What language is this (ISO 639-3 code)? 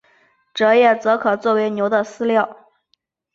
zho